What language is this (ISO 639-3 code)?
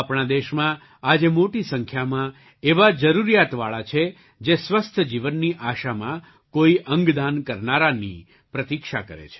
guj